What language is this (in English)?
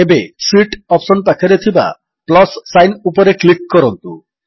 Odia